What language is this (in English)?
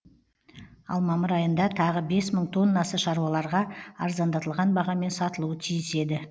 Kazakh